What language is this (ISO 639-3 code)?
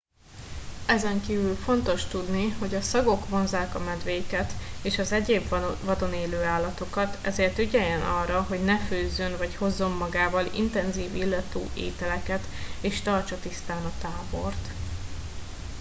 hun